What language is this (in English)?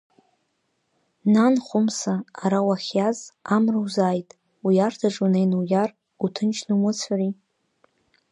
Abkhazian